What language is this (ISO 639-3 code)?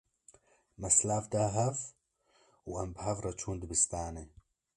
kur